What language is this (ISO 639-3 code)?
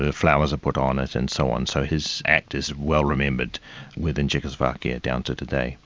eng